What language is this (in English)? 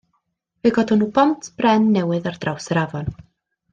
Welsh